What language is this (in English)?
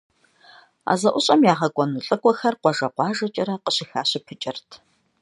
Kabardian